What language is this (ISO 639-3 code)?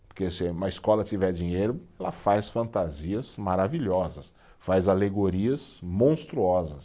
por